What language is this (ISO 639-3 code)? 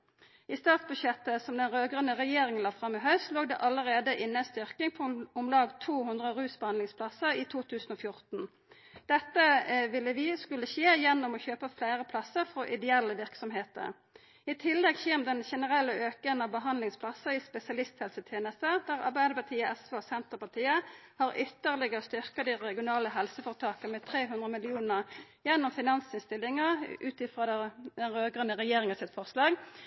nno